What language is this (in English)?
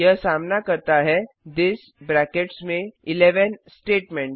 Hindi